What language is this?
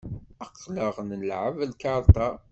Kabyle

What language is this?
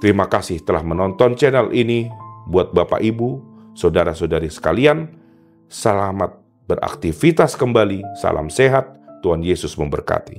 Indonesian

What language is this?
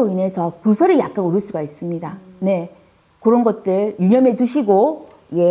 Korean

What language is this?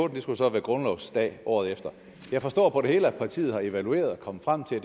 Danish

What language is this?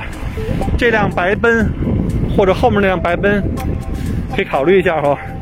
Chinese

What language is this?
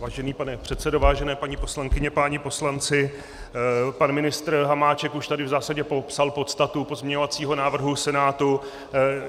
Czech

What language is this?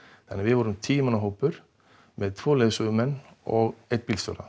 Icelandic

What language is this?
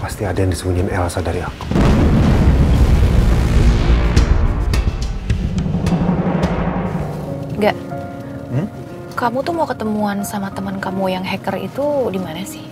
Indonesian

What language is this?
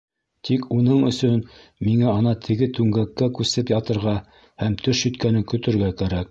Bashkir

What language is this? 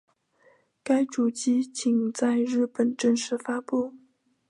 Chinese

